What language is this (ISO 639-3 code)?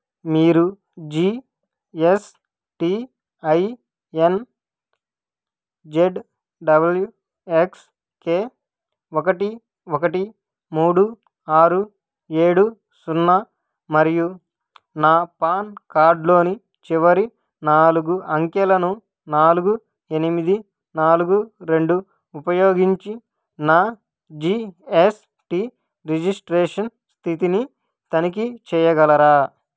tel